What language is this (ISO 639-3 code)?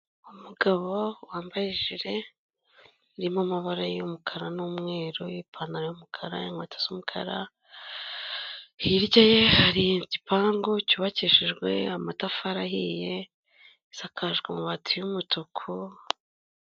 kin